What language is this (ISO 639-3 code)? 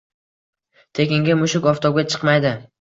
uzb